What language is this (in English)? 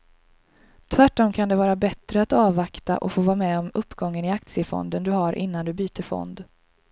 Swedish